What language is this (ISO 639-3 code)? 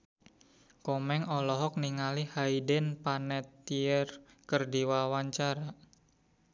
sun